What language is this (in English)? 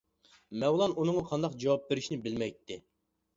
Uyghur